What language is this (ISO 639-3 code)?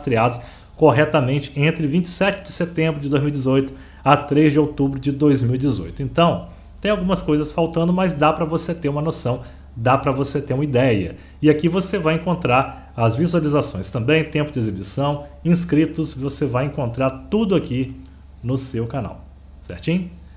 por